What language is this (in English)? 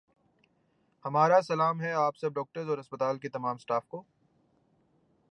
Urdu